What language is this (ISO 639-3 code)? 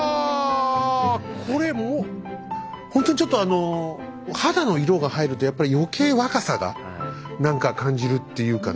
jpn